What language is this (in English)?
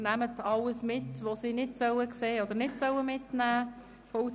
Swiss German